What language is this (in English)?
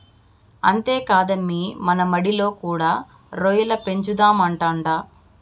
Telugu